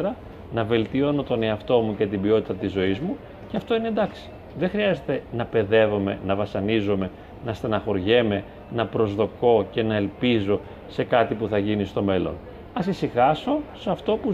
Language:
Greek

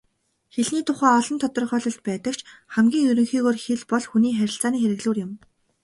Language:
Mongolian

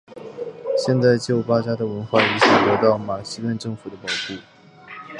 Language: Chinese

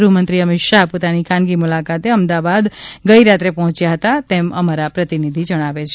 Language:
Gujarati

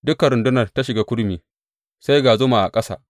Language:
Hausa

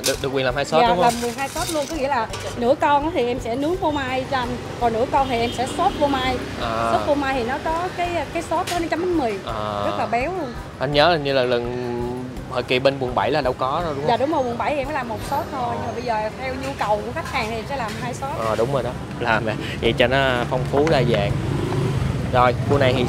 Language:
Vietnamese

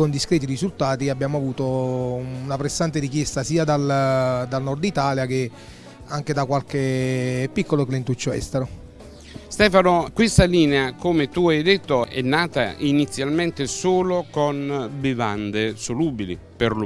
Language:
Italian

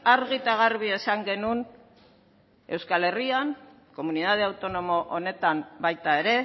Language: Basque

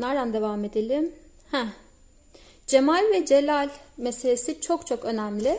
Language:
Turkish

